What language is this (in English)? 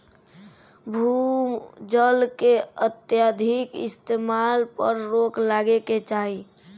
Bhojpuri